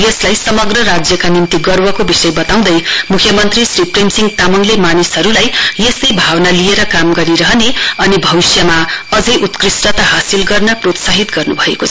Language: Nepali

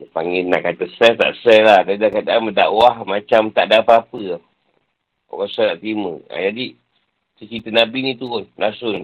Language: Malay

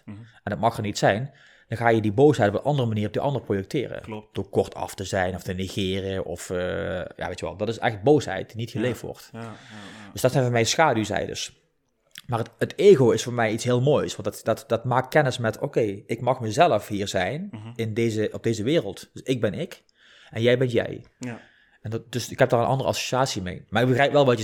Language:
Dutch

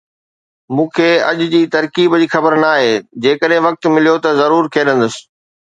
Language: Sindhi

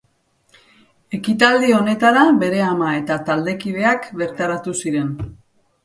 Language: Basque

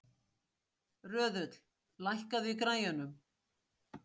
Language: Icelandic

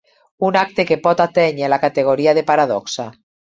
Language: Catalan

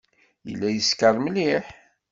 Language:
Kabyle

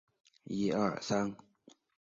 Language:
Chinese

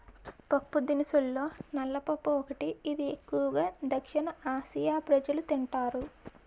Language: Telugu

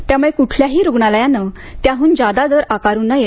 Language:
Marathi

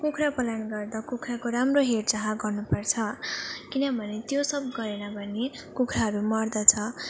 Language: Nepali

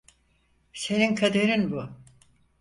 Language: Turkish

